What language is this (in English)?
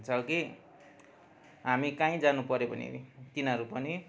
Nepali